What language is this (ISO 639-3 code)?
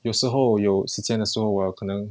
eng